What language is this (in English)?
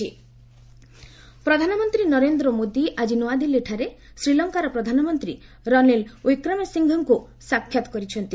Odia